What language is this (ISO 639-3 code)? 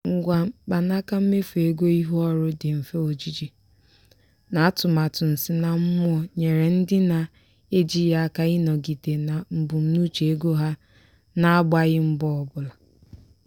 ibo